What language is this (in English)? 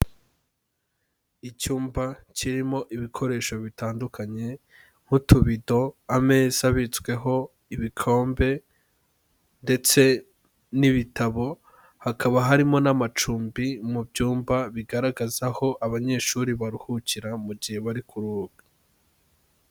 Kinyarwanda